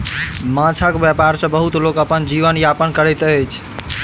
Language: Maithili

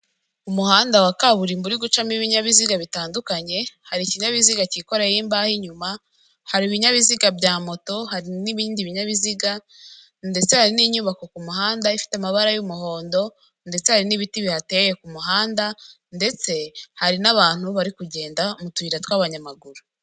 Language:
Kinyarwanda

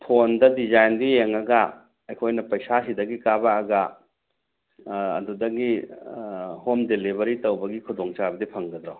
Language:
Manipuri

